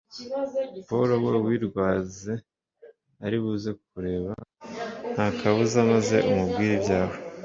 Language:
Kinyarwanda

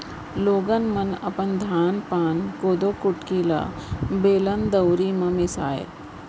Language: Chhattisgarhi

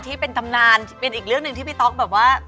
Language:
Thai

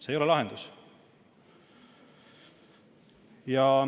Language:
Estonian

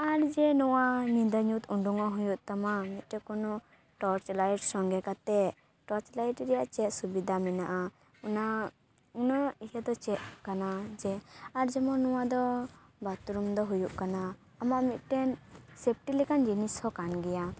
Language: Santali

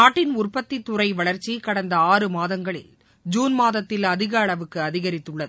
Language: Tamil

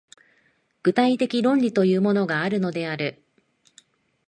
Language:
Japanese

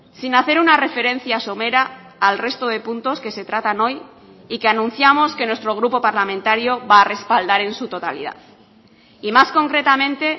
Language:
Spanish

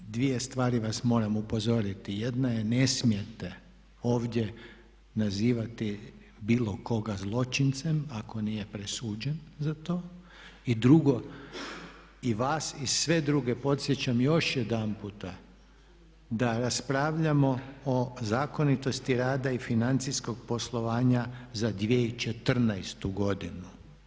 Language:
Croatian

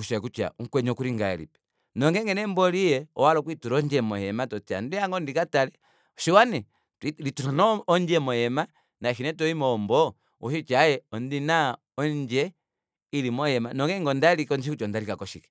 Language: Kuanyama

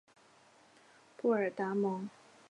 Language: Chinese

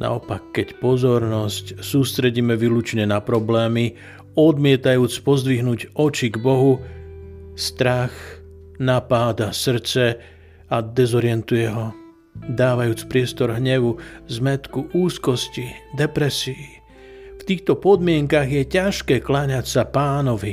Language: Slovak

